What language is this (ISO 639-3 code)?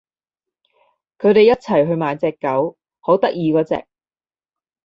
yue